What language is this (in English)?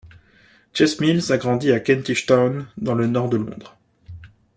French